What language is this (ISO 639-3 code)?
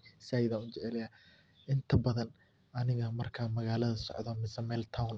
som